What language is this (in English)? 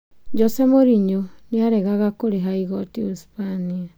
Kikuyu